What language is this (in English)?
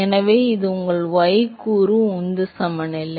Tamil